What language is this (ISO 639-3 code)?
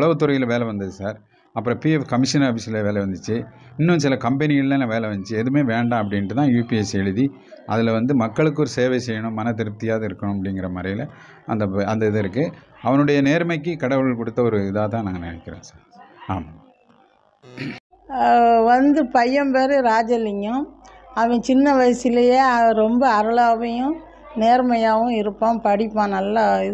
tam